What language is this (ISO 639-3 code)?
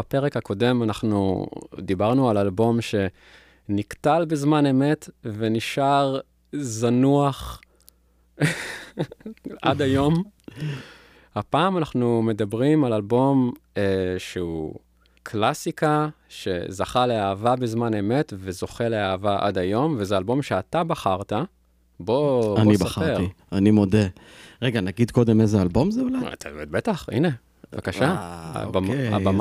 heb